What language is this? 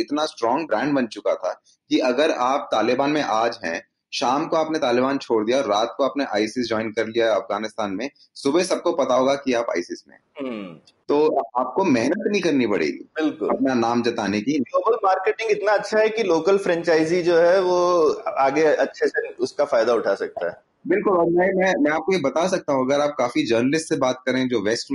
Hindi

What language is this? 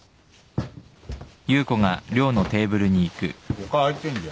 Japanese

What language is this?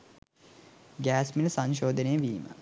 Sinhala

